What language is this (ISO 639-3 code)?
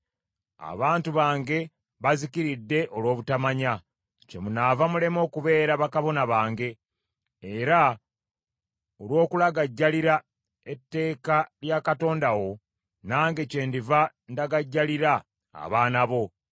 lug